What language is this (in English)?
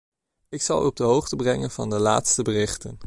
Dutch